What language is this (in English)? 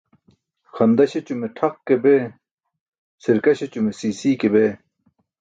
Burushaski